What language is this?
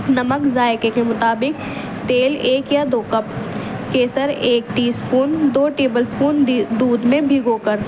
Urdu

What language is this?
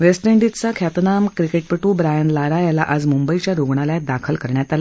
Marathi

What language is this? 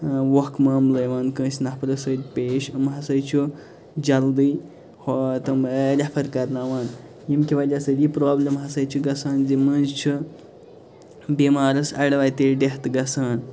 Kashmiri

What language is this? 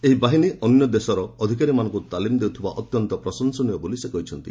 Odia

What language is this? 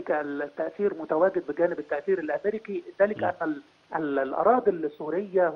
Arabic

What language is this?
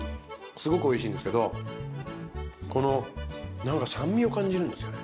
Japanese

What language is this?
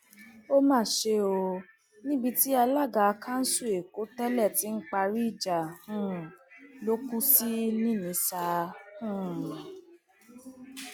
Yoruba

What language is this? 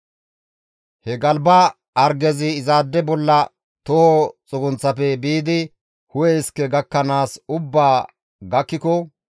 Gamo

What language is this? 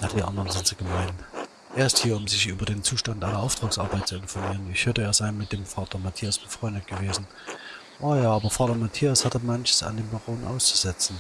German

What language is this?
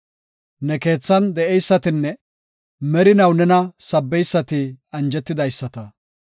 Gofa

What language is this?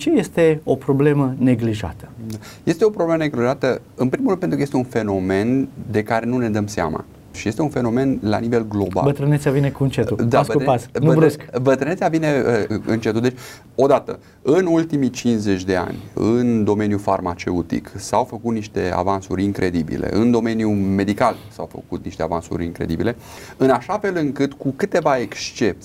Romanian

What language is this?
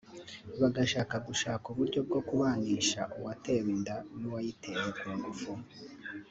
Kinyarwanda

